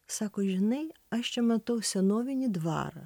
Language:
Lithuanian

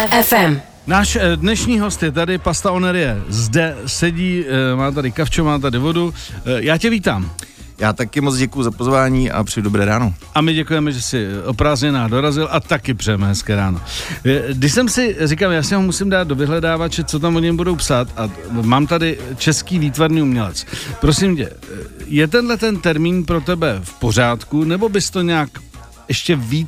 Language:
Czech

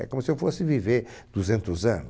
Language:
Portuguese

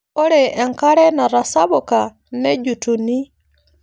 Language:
Masai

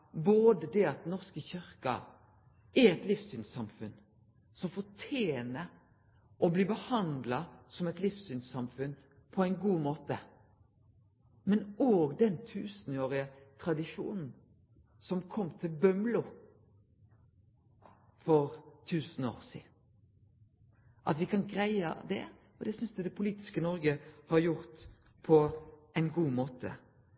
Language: Norwegian Nynorsk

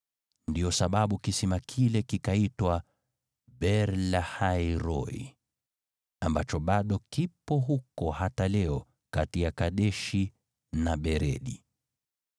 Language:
Swahili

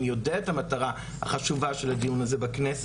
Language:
Hebrew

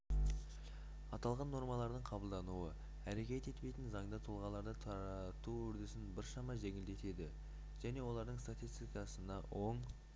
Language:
Kazakh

